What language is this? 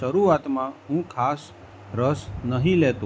Gujarati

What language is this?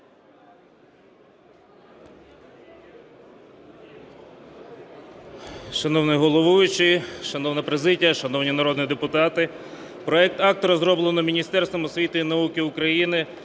Ukrainian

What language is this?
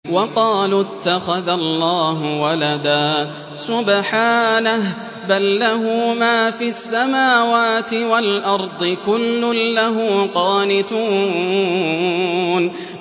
Arabic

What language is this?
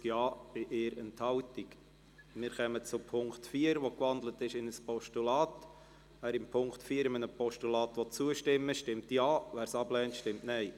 Swiss German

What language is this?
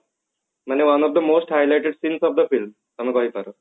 Odia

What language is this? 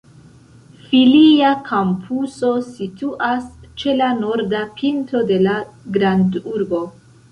Esperanto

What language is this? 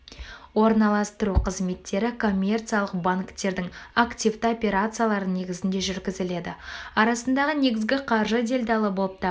Kazakh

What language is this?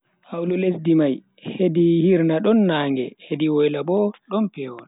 Bagirmi Fulfulde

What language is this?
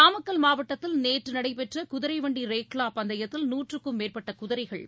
Tamil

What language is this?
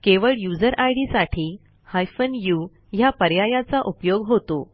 Marathi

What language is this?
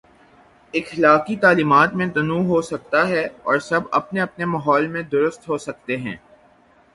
Urdu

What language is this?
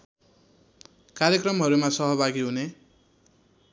Nepali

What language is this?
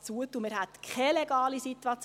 Swiss German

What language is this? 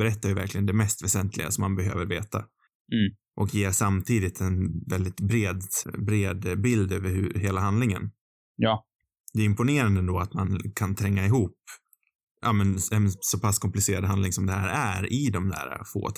Swedish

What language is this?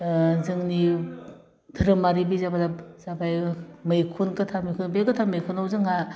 Bodo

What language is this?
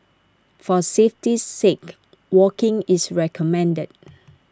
English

